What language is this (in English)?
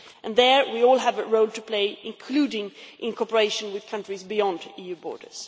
English